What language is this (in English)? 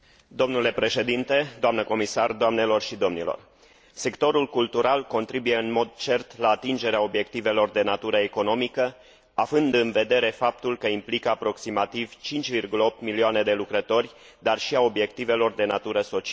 Romanian